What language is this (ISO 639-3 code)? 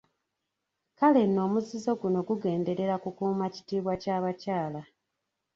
lug